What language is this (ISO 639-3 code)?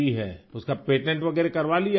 urd